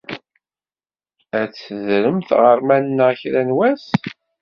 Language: Kabyle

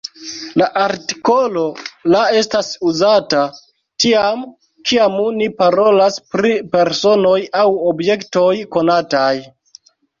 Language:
Esperanto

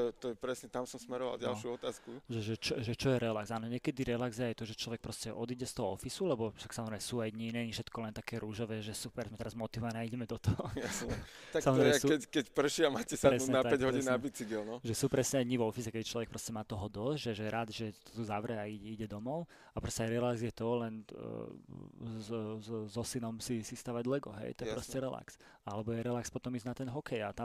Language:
Slovak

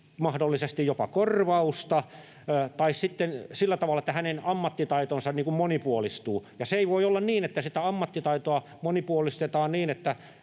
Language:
Finnish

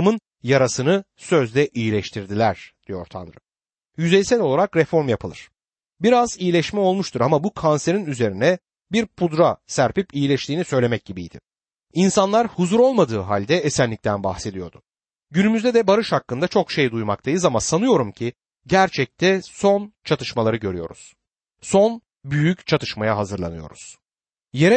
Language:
Turkish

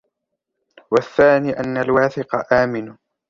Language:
Arabic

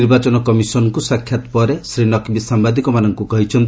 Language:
Odia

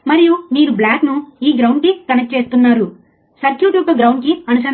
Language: Telugu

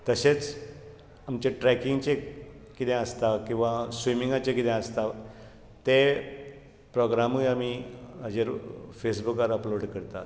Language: Konkani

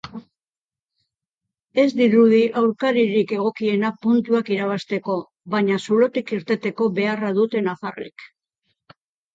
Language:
Basque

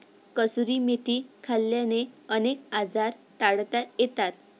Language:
Marathi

